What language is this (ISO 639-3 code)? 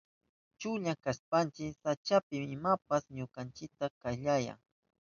qup